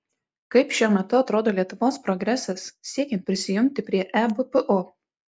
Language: Lithuanian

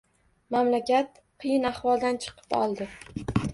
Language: Uzbek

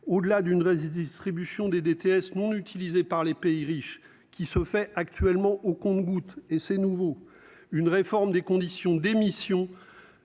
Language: French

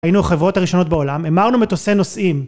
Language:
Hebrew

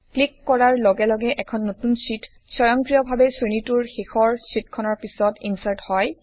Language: Assamese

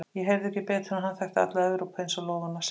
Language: Icelandic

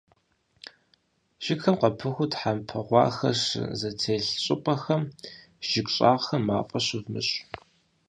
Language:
Kabardian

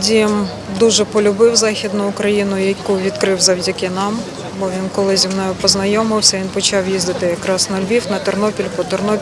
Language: Ukrainian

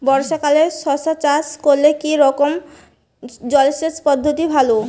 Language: Bangla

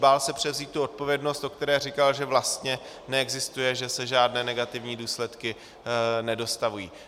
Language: Czech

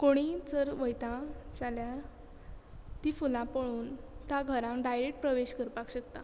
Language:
Konkani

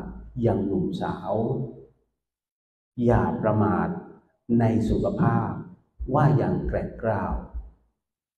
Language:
Thai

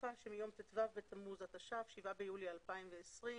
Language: Hebrew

